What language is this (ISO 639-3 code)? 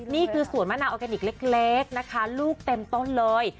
tha